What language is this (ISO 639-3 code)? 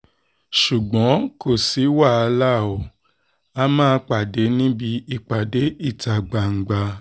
yor